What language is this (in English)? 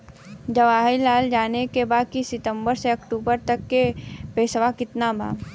Bhojpuri